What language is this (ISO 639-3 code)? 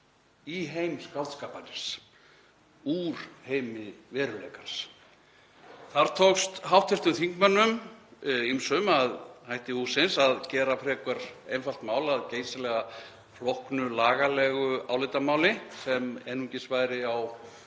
isl